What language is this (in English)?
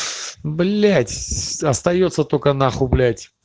Russian